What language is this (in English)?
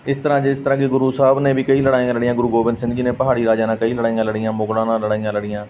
Punjabi